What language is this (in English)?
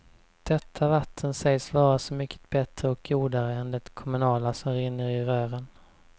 Swedish